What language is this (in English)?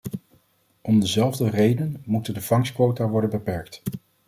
Dutch